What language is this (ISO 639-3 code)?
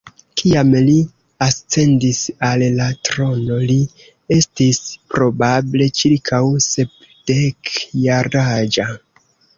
epo